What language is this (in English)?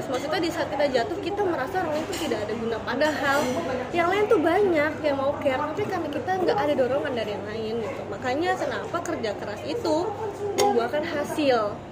Indonesian